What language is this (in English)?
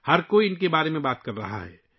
Urdu